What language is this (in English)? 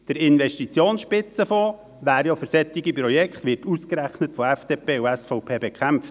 Swiss German